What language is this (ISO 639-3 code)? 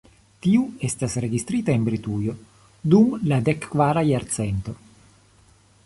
epo